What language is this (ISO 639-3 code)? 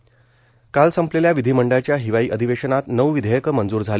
mar